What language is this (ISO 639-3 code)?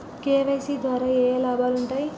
tel